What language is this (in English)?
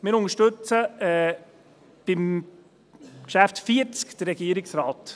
Swiss German